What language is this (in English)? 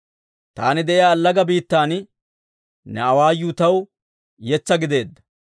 Dawro